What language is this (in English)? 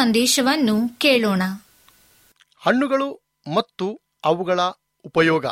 Kannada